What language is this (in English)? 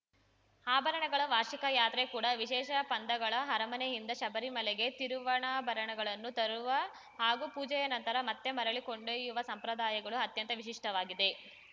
Kannada